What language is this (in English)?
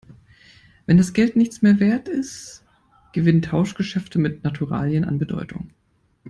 German